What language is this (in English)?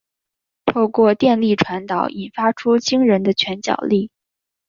Chinese